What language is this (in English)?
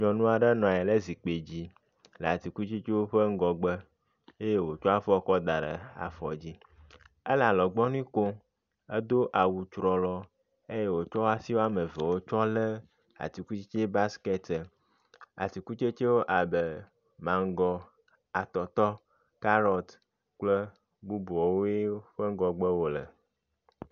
Ewe